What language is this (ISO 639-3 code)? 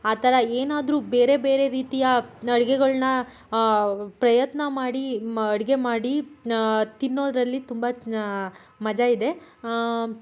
kan